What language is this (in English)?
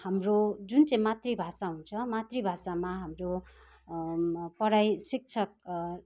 Nepali